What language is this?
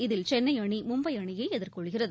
Tamil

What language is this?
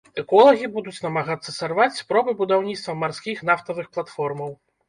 Belarusian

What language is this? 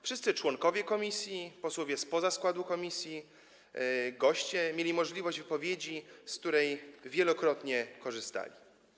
Polish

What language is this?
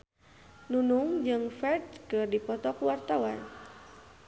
Sundanese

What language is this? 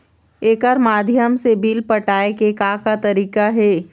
Chhattisgarhi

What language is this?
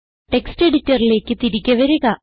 Malayalam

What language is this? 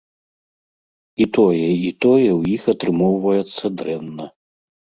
Belarusian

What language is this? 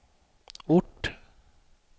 Swedish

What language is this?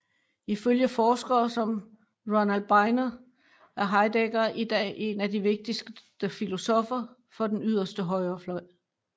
Danish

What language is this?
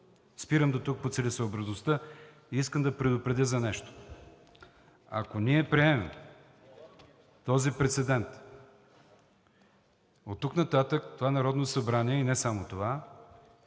Bulgarian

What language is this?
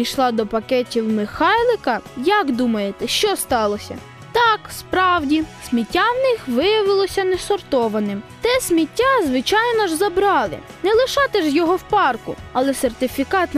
Ukrainian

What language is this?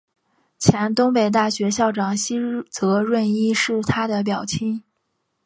Chinese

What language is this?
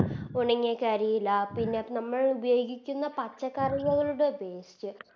Malayalam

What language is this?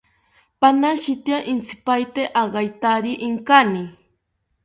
South Ucayali Ashéninka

